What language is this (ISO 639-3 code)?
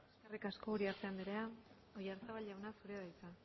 eus